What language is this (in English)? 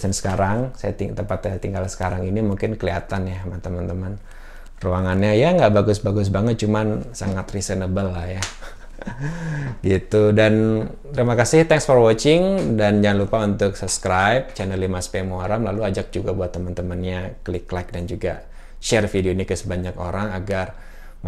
Indonesian